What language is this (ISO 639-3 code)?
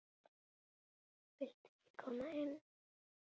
isl